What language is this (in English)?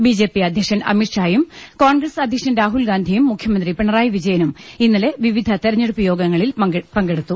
Malayalam